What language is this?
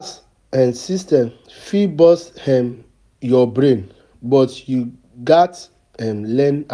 Nigerian Pidgin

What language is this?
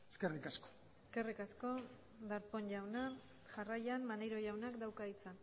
Basque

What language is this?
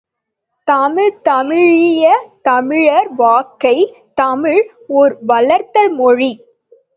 Tamil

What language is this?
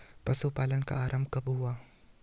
Hindi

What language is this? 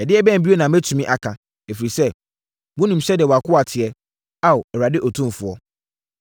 Akan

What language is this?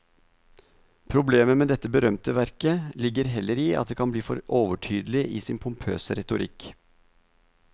Norwegian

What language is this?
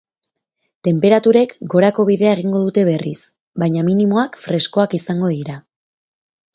Basque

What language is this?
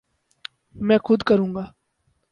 Urdu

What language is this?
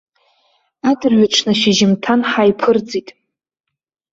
Abkhazian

